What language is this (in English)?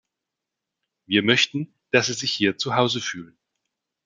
German